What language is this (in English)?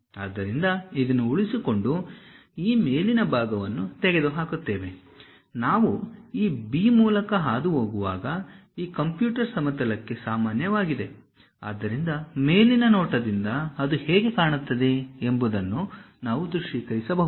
Kannada